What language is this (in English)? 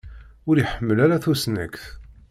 Kabyle